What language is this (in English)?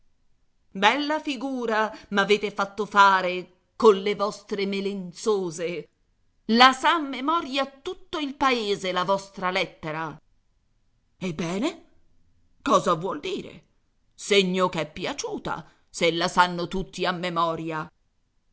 Italian